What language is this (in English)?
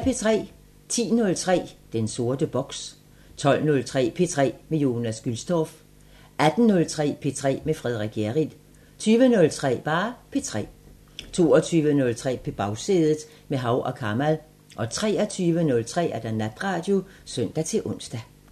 Danish